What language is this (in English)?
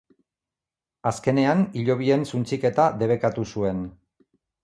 Basque